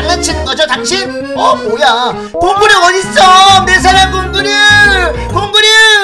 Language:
Korean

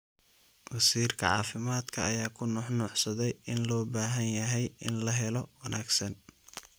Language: Somali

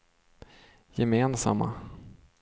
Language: Swedish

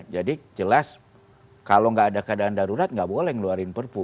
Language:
Indonesian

